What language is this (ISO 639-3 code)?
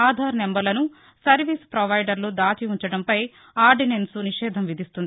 tel